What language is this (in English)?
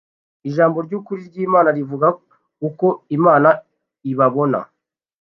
Kinyarwanda